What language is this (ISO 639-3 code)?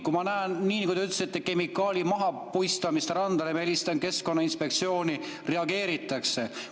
est